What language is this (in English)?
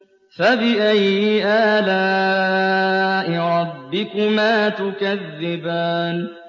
Arabic